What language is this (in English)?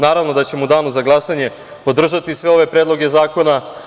Serbian